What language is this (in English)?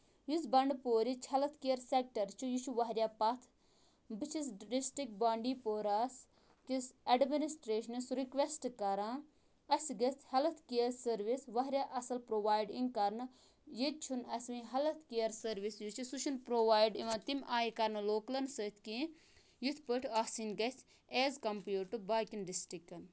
Kashmiri